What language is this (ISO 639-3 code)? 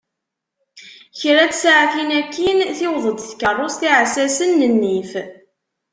kab